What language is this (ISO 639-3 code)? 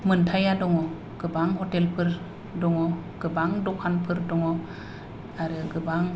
brx